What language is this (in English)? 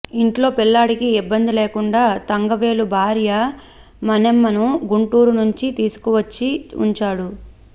Telugu